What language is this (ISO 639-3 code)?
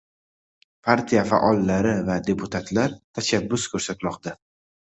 uzb